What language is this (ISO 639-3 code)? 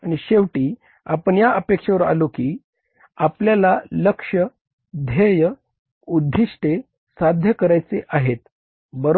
mar